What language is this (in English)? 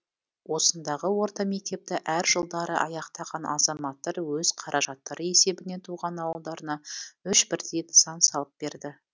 Kazakh